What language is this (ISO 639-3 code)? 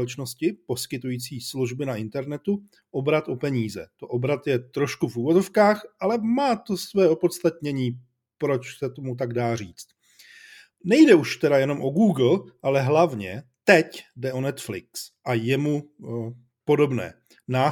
ces